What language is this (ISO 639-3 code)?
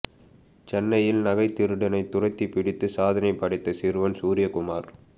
tam